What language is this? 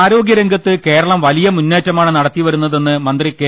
Malayalam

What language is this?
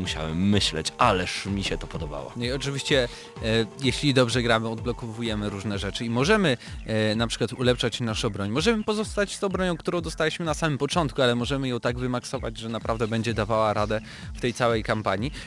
Polish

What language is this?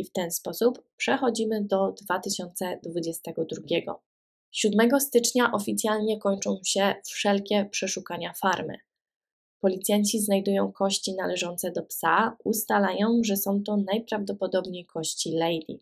Polish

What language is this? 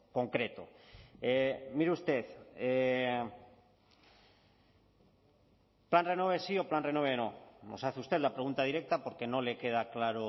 Spanish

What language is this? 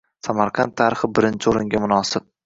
Uzbek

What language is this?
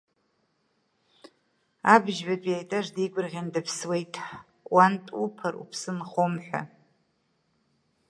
Abkhazian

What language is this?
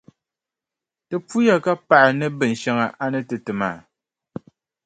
Dagbani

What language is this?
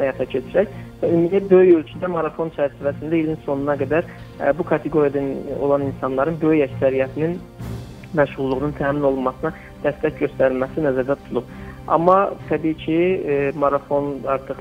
Turkish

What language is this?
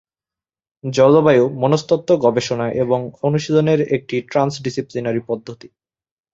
Bangla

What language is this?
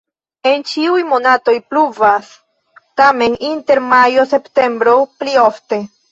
Esperanto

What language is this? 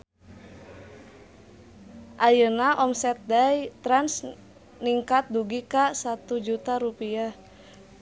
Sundanese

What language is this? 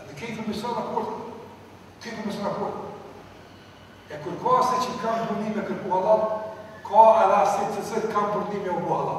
Ukrainian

